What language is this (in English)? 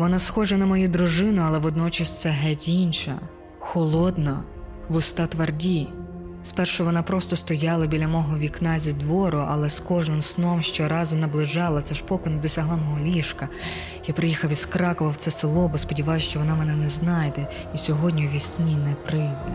Ukrainian